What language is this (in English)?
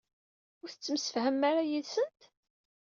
Kabyle